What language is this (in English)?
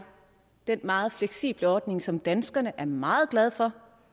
Danish